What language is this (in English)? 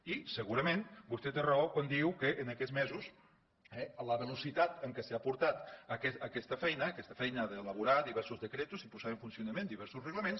Catalan